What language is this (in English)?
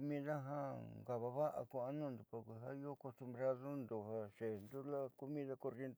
Southeastern Nochixtlán Mixtec